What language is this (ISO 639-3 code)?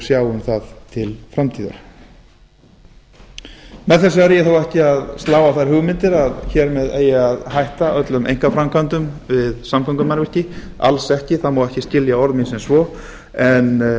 isl